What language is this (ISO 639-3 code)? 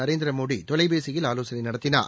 tam